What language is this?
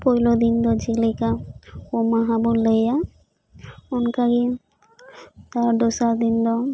Santali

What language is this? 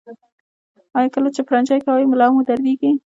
Pashto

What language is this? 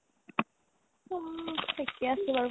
Assamese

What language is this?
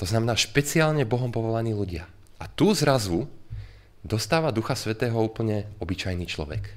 Slovak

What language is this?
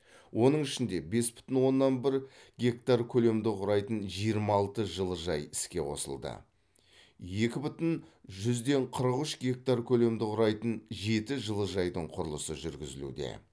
Kazakh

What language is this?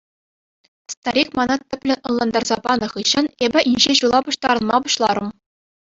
Chuvash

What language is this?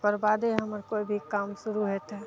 Maithili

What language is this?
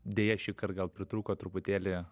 Lithuanian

